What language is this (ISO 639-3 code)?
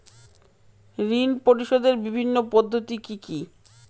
ben